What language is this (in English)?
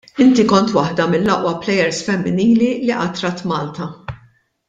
Maltese